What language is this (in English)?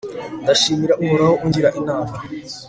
Kinyarwanda